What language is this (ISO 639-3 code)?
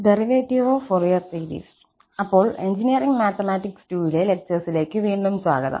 mal